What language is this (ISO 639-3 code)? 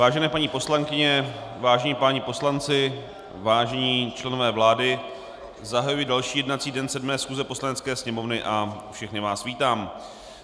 ces